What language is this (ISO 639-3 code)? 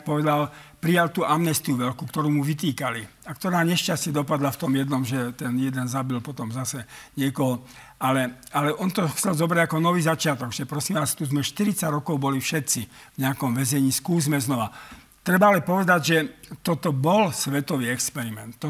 slk